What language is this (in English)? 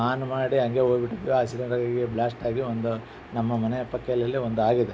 Kannada